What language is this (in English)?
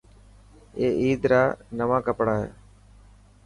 Dhatki